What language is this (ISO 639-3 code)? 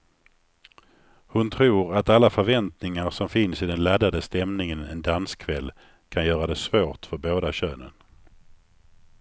swe